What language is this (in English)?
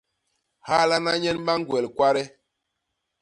Basaa